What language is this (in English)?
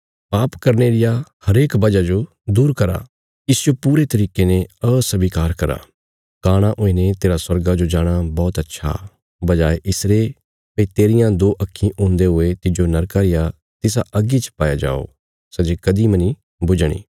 Bilaspuri